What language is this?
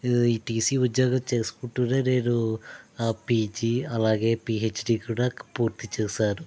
Telugu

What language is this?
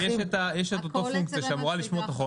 Hebrew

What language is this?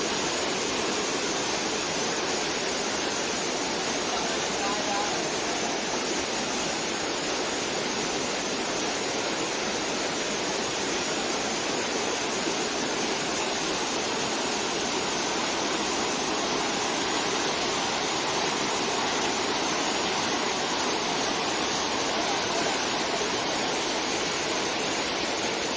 Thai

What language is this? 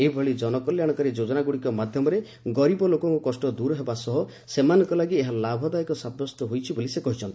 Odia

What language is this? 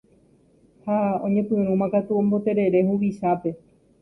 Guarani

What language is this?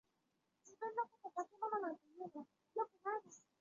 Chinese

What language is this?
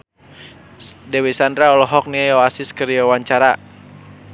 Sundanese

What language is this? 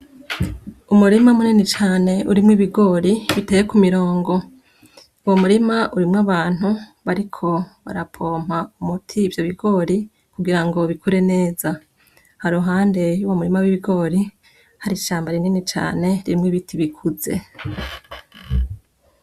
Rundi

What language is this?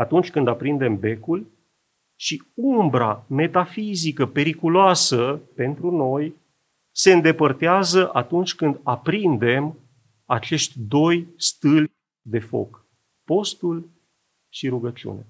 Romanian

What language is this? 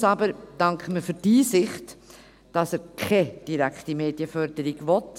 Swiss German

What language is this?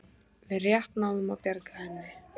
Icelandic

